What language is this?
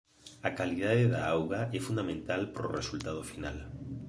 Galician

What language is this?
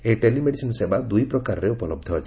Odia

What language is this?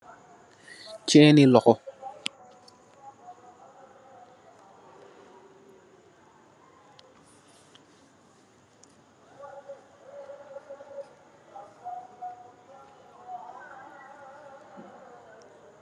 Wolof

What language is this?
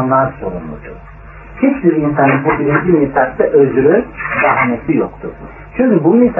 Turkish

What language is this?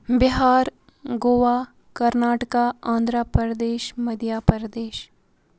Kashmiri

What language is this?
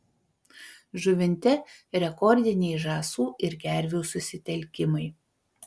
Lithuanian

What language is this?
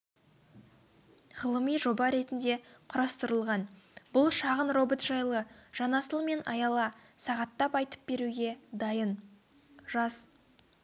Kazakh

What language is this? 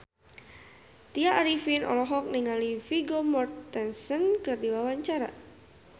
Sundanese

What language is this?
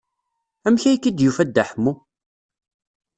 Kabyle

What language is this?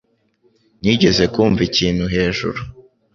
Kinyarwanda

